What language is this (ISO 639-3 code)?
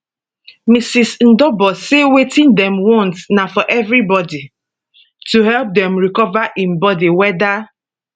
pcm